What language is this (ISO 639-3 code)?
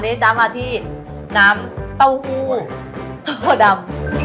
tha